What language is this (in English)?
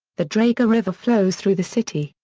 English